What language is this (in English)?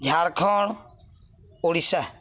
Odia